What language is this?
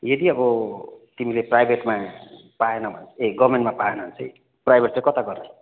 Nepali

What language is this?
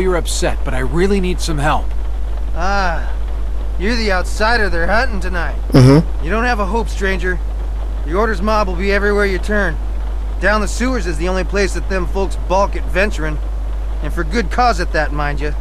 Polish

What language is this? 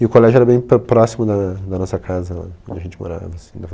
Portuguese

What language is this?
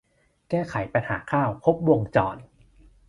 Thai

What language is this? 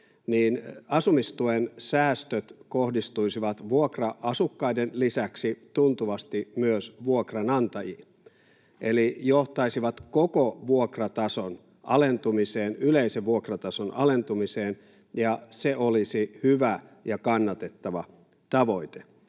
Finnish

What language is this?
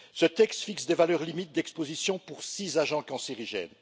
French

